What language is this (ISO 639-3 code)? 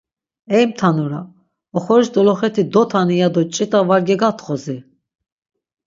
lzz